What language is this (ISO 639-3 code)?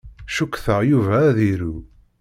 kab